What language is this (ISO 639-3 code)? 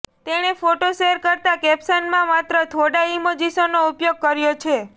guj